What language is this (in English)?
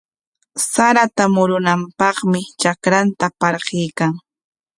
Corongo Ancash Quechua